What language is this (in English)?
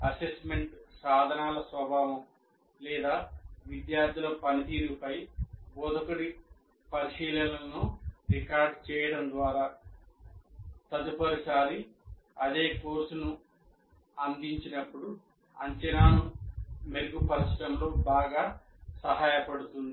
Telugu